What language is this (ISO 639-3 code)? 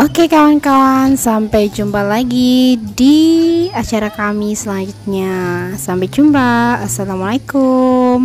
ind